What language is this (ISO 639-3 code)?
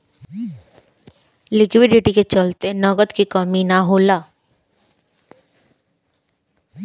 bho